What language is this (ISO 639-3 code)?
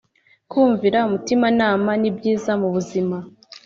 kin